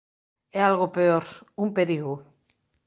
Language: Galician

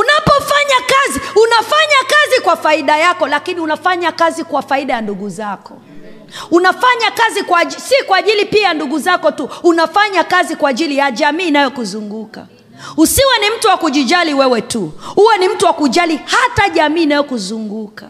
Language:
Swahili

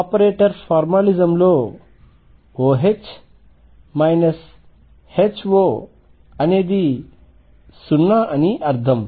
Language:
Telugu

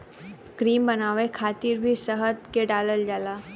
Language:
Bhojpuri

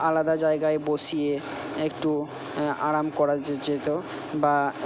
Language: Bangla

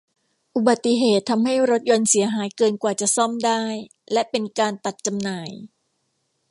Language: Thai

